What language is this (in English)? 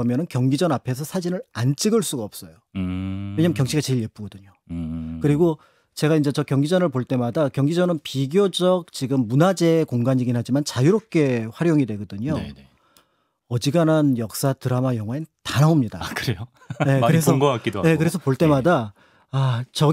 Korean